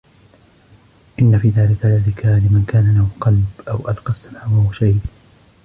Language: Arabic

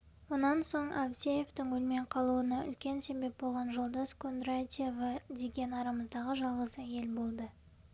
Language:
Kazakh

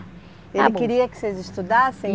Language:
Portuguese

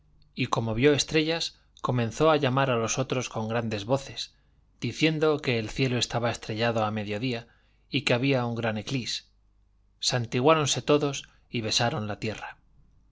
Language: Spanish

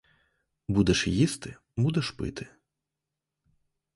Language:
Ukrainian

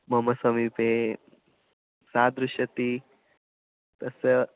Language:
Sanskrit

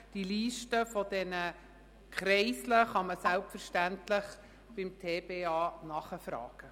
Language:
Swiss German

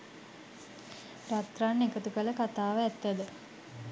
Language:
Sinhala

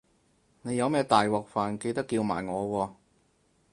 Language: Cantonese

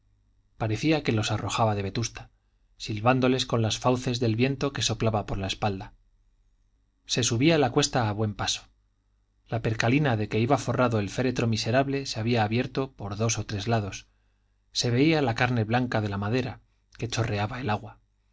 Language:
Spanish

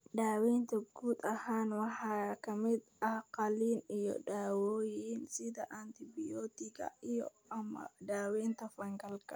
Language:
Somali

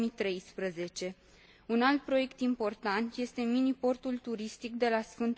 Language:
Romanian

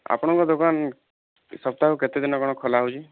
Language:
Odia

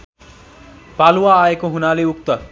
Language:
Nepali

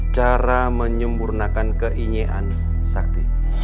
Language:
Indonesian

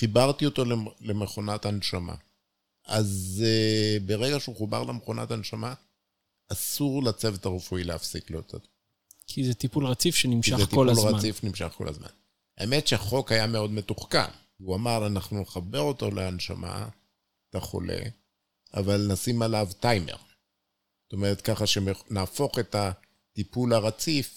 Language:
Hebrew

